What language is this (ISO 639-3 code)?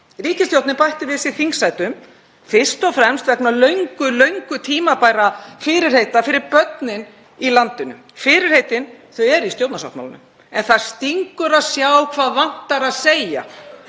isl